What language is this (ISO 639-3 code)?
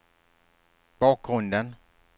swe